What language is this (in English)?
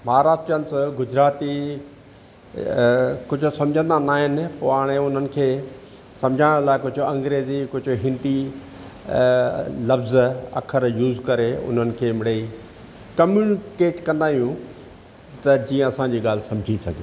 Sindhi